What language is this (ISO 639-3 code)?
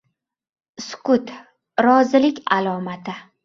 uzb